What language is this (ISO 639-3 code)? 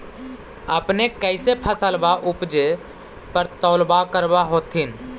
mag